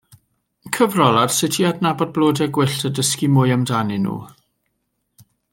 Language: Welsh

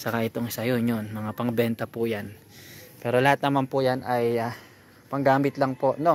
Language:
Filipino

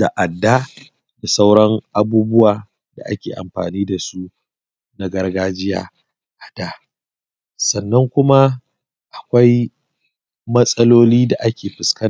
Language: Hausa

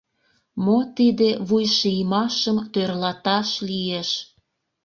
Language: Mari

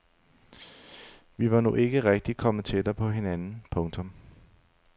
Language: Danish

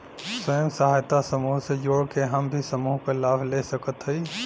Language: Bhojpuri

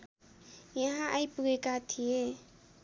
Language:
Nepali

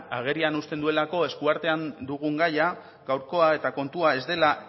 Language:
Basque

